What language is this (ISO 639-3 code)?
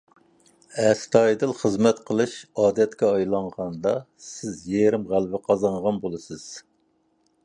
uig